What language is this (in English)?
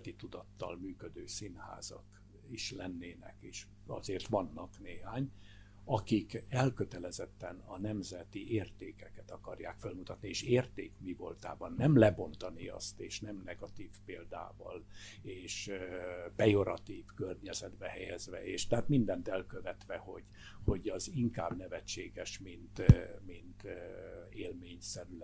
Hungarian